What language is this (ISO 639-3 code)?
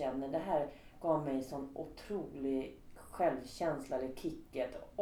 swe